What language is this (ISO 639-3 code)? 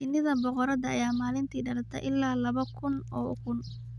som